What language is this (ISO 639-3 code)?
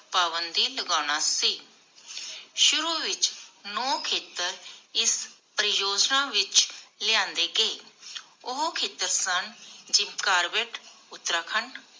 pan